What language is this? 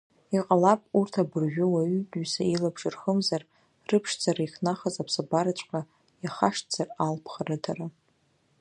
Abkhazian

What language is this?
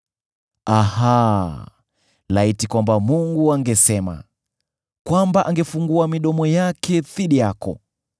Swahili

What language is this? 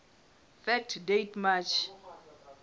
Southern Sotho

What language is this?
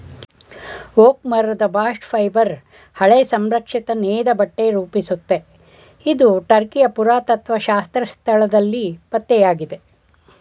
Kannada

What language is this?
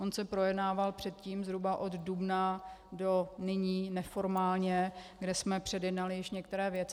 Czech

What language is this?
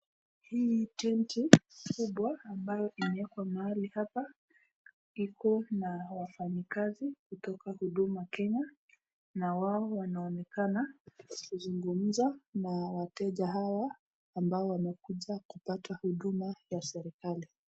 Swahili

